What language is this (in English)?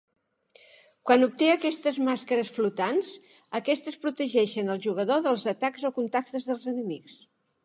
Catalan